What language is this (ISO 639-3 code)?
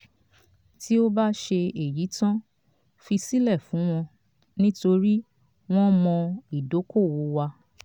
yor